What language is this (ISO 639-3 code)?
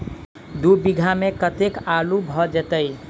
mai